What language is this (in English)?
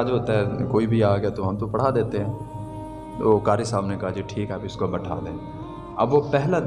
Urdu